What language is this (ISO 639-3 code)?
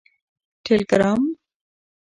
pus